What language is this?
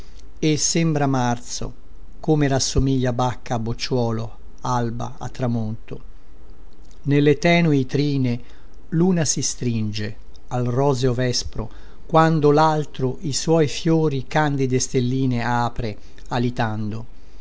Italian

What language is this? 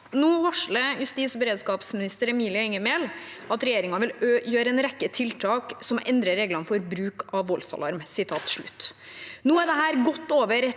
Norwegian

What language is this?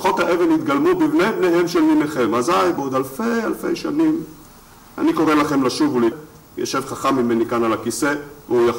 Hebrew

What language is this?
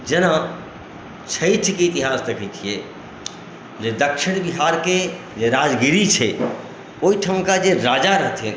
Maithili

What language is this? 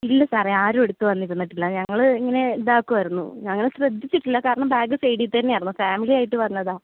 Malayalam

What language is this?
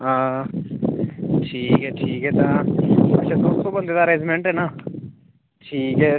Dogri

